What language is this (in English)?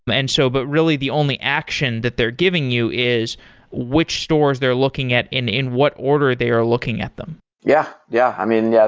English